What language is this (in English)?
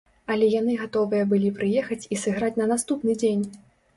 Belarusian